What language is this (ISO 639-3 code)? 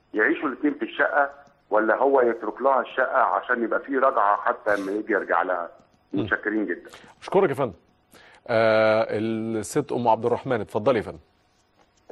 ara